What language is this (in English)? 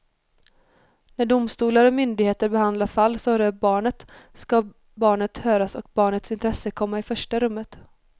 Swedish